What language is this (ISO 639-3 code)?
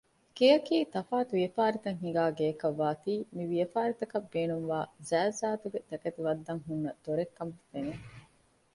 div